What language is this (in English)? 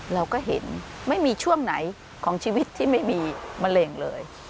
Thai